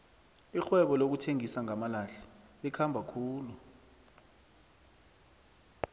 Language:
South Ndebele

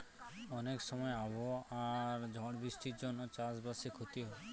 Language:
Bangla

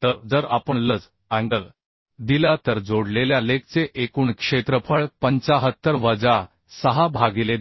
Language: Marathi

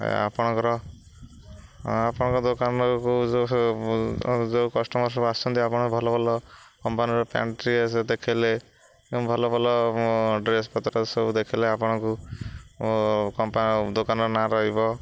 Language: Odia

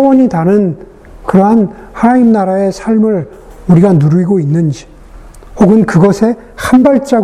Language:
Korean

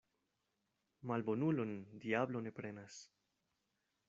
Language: Esperanto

